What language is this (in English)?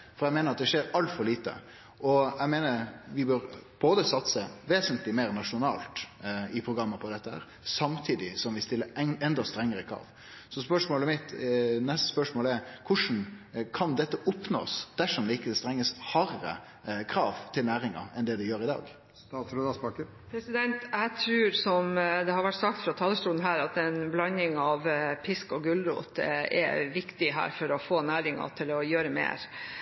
Norwegian